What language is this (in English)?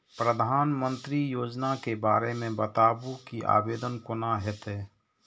Maithili